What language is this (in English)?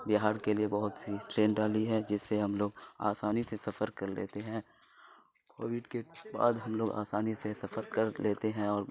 Urdu